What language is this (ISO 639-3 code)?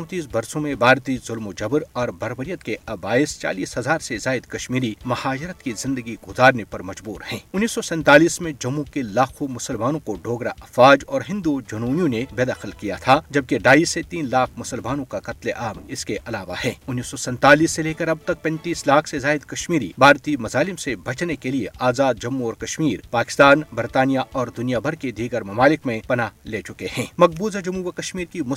urd